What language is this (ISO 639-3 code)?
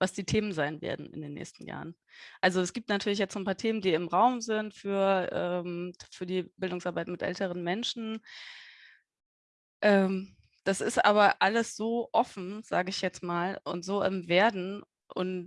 deu